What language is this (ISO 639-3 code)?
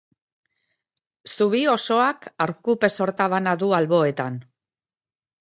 eus